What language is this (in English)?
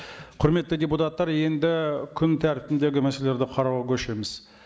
Kazakh